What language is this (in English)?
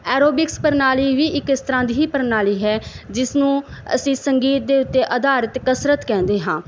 Punjabi